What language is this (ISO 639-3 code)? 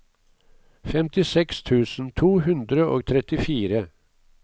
nor